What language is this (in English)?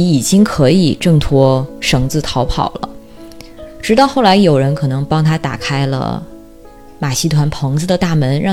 Chinese